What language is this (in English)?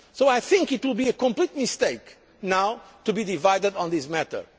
English